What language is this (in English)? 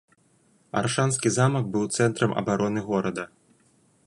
Belarusian